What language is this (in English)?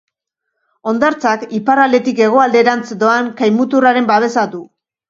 Basque